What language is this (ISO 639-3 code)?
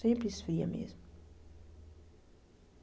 por